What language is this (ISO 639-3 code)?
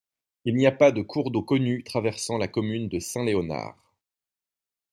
fra